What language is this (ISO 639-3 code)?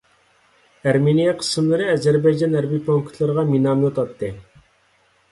uig